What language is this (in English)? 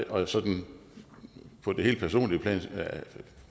Danish